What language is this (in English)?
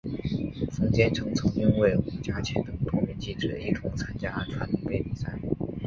Chinese